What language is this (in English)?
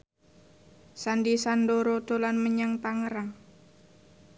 Javanese